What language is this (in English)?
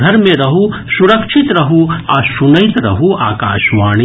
Maithili